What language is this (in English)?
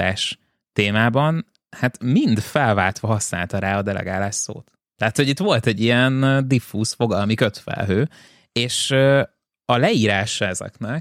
Hungarian